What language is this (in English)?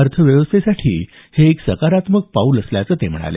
Marathi